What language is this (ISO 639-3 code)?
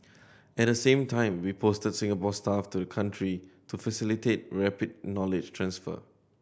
eng